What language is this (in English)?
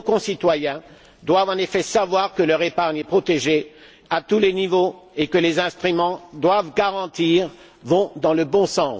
French